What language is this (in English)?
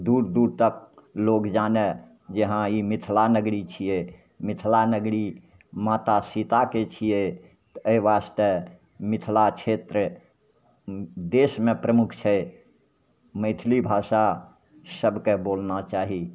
Maithili